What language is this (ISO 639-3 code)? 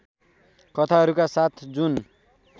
nep